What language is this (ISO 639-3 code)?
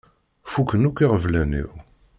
kab